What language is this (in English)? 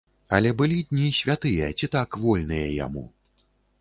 Belarusian